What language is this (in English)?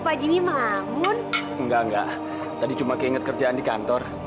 Indonesian